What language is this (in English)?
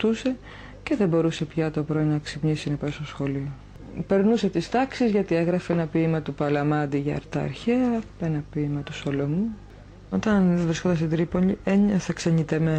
Greek